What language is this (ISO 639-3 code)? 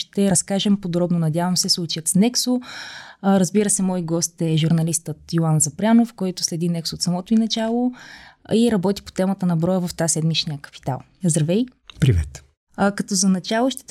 bul